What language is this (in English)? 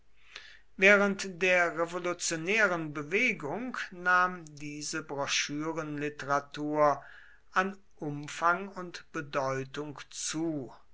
German